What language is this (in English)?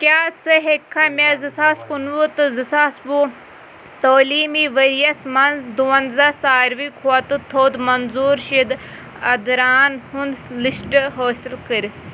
Kashmiri